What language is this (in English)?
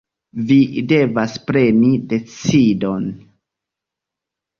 Esperanto